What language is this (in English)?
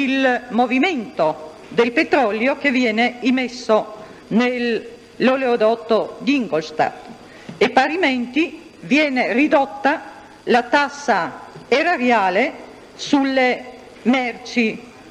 Italian